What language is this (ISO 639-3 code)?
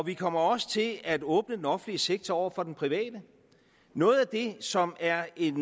dan